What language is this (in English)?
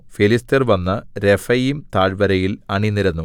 Malayalam